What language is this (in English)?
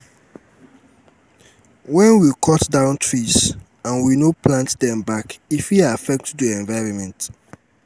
Nigerian Pidgin